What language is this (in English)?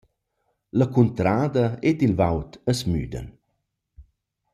Romansh